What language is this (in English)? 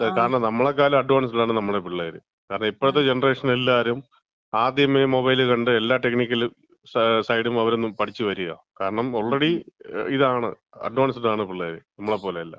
Malayalam